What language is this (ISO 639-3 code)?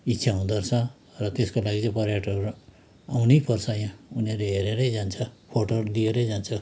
nep